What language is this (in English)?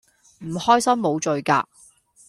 Cantonese